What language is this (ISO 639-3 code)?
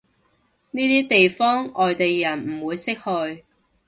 yue